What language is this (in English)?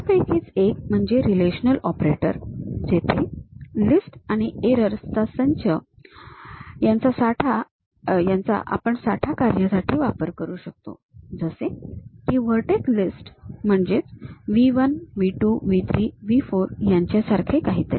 Marathi